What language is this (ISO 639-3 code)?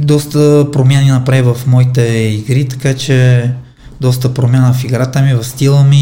bul